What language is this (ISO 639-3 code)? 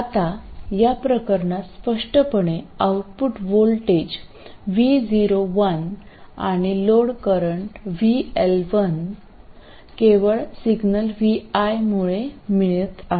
mar